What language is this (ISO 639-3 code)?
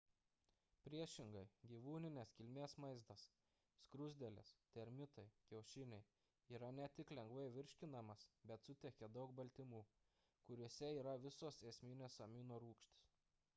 lit